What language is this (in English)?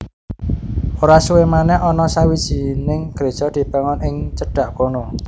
Javanese